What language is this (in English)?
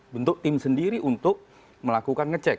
Indonesian